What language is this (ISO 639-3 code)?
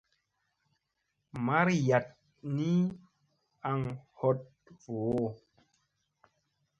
mse